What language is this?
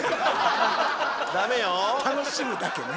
Japanese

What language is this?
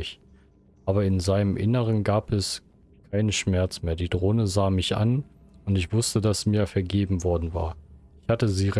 German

